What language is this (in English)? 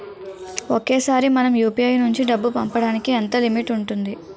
Telugu